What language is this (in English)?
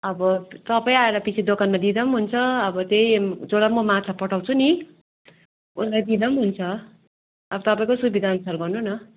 Nepali